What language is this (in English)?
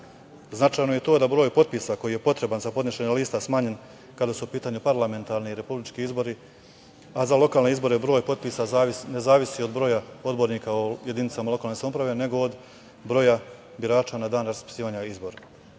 Serbian